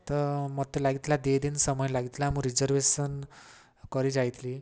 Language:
Odia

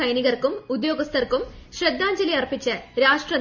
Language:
Malayalam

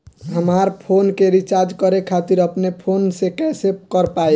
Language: Bhojpuri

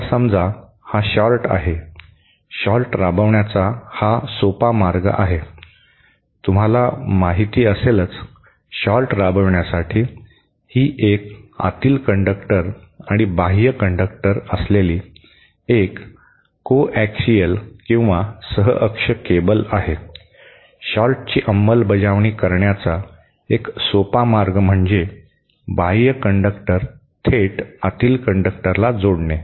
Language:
Marathi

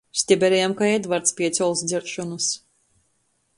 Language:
Latgalian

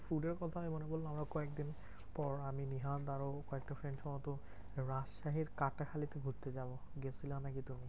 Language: Bangla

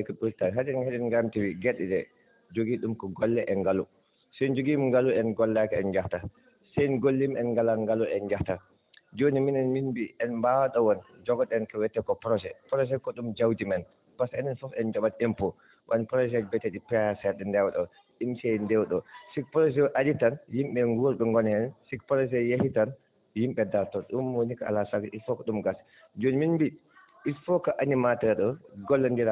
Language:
Fula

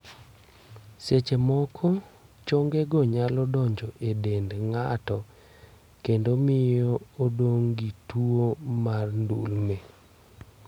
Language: Luo (Kenya and Tanzania)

